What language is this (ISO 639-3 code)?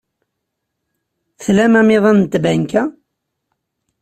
kab